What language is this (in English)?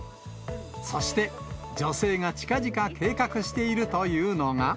Japanese